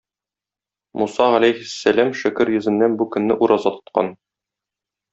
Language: Tatar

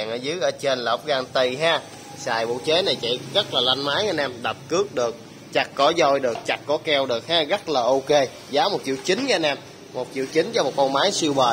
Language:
Vietnamese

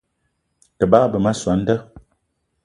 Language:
Eton (Cameroon)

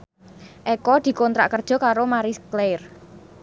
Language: Javanese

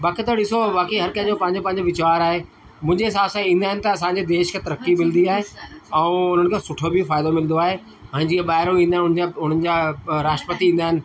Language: Sindhi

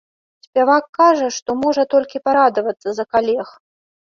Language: Belarusian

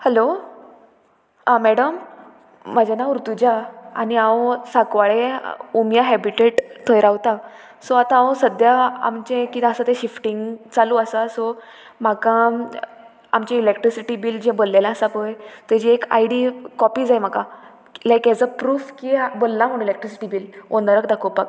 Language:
Konkani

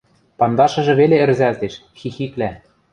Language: Western Mari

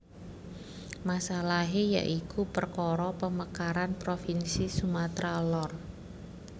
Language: Javanese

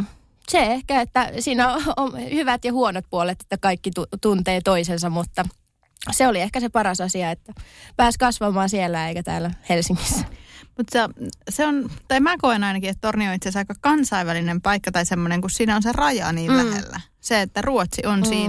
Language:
Finnish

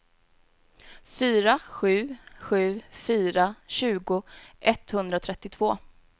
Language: Swedish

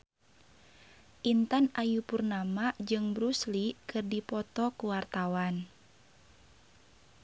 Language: Sundanese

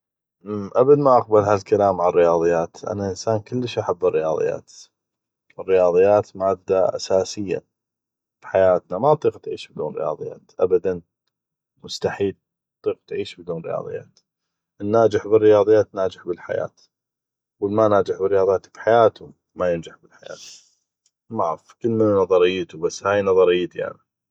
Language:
North Mesopotamian Arabic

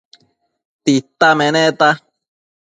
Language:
Matsés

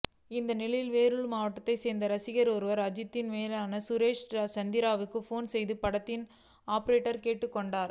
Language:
Tamil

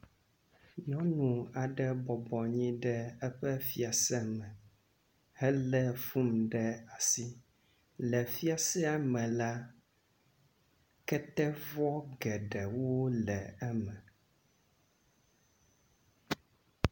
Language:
Ewe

